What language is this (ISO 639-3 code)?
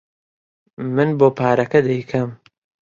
ckb